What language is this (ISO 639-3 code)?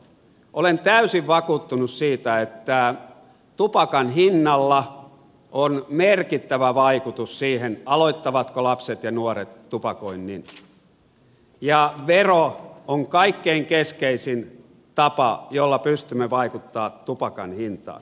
fin